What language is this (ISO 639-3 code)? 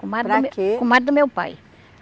por